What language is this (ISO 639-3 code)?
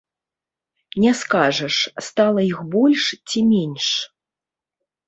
bel